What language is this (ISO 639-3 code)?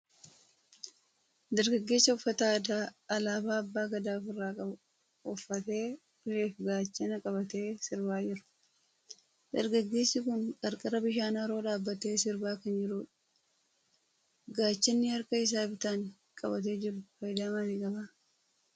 orm